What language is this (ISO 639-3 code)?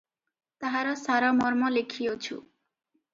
ori